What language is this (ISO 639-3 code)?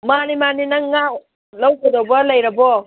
mni